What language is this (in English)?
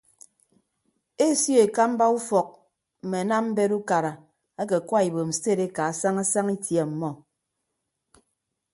Ibibio